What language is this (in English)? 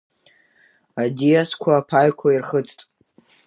Abkhazian